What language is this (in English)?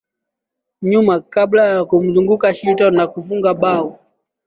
Swahili